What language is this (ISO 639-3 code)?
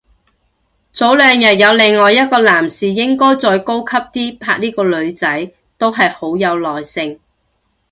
yue